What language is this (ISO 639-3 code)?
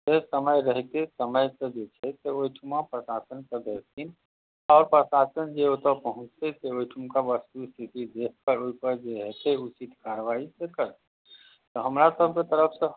mai